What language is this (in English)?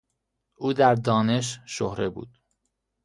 Persian